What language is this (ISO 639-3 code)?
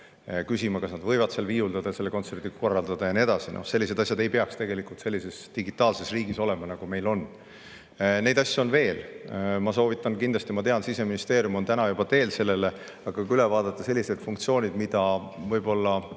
est